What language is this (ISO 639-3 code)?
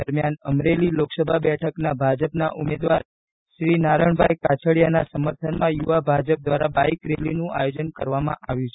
guj